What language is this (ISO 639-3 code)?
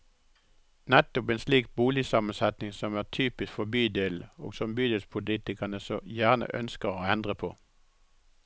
nor